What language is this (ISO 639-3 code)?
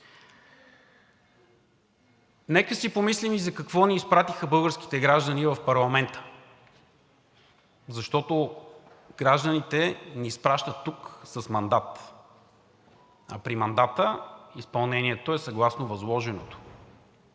bul